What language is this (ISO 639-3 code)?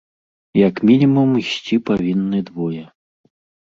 bel